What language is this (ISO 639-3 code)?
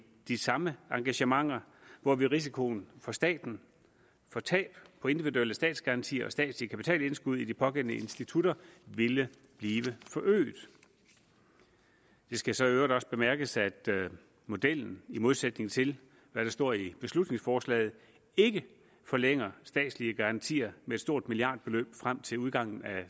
dan